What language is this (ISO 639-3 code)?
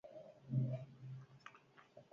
eus